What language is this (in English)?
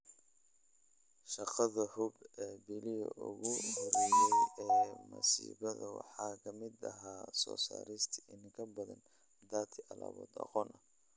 Somali